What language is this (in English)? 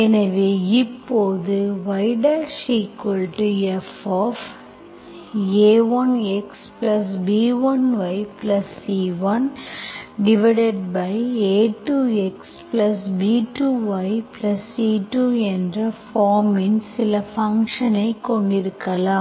Tamil